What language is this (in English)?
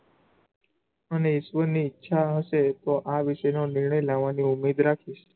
Gujarati